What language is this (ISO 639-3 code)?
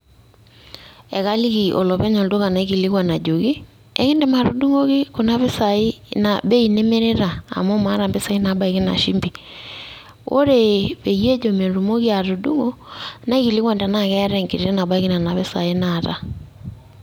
mas